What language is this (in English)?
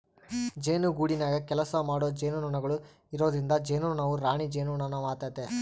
Kannada